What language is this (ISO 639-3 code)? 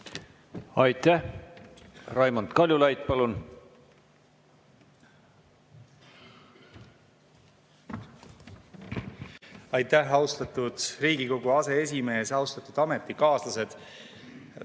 est